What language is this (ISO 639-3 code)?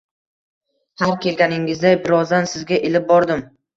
uzb